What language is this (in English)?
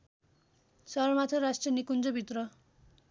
Nepali